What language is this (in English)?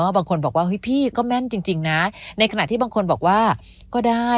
Thai